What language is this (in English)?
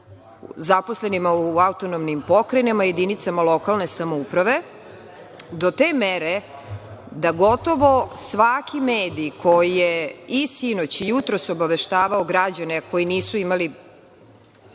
Serbian